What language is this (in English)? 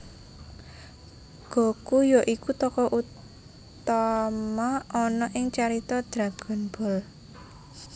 Javanese